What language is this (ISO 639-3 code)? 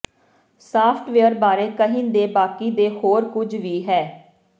pan